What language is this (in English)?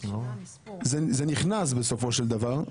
Hebrew